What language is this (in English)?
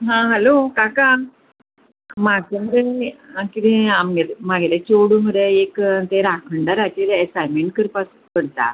Konkani